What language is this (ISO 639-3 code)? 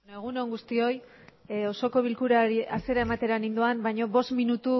eus